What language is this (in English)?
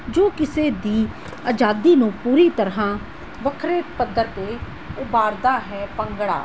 Punjabi